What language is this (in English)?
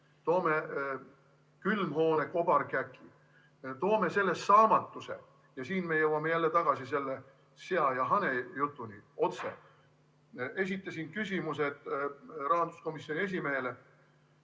Estonian